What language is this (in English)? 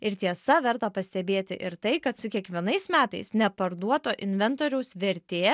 Lithuanian